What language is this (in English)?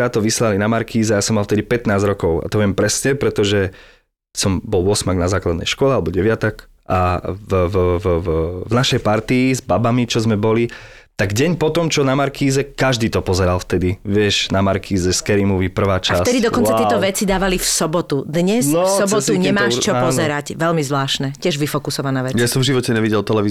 Slovak